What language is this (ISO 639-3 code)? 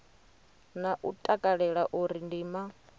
ven